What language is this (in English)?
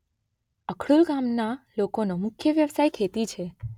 Gujarati